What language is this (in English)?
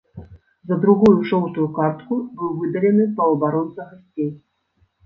Belarusian